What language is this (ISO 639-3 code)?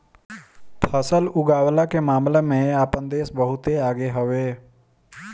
bho